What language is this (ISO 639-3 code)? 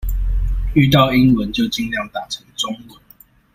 zho